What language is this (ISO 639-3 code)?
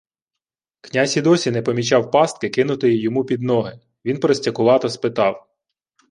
ukr